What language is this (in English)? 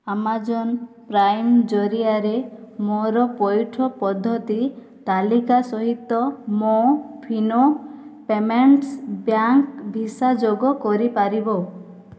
Odia